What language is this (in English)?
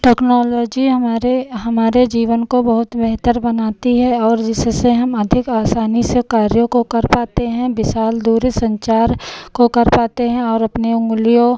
Hindi